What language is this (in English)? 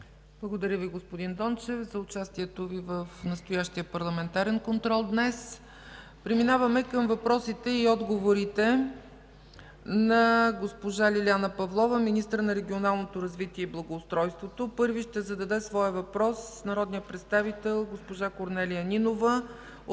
Bulgarian